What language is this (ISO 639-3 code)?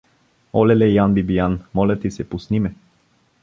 bul